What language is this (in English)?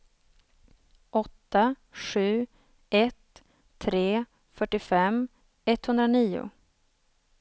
Swedish